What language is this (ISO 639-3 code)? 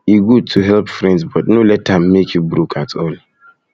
pcm